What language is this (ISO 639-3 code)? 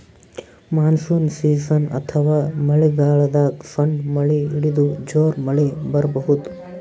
kan